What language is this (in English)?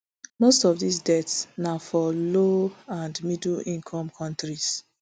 Nigerian Pidgin